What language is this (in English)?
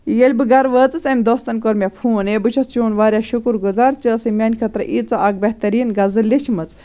Kashmiri